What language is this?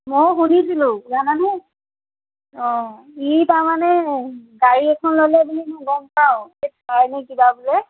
Assamese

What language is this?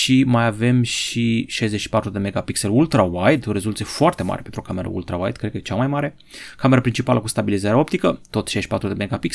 Romanian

